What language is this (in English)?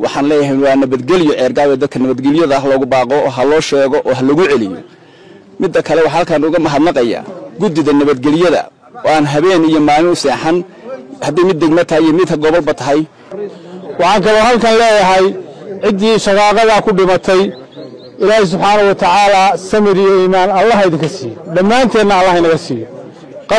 Arabic